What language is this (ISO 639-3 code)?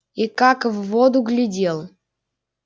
rus